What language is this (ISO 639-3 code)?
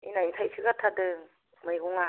brx